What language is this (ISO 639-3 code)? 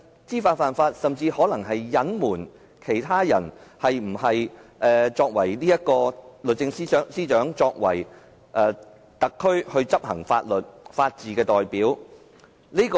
yue